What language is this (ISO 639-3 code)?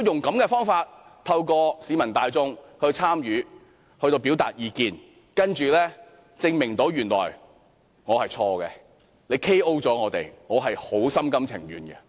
yue